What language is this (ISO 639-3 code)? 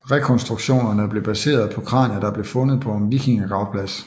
dan